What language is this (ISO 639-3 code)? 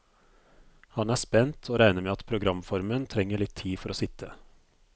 nor